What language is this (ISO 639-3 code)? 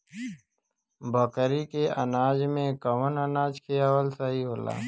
bho